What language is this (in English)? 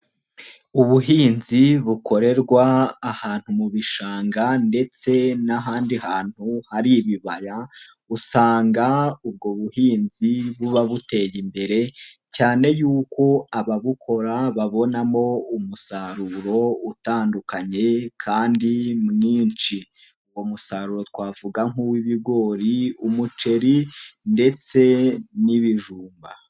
Kinyarwanda